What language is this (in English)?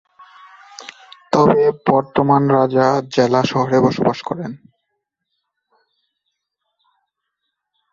Bangla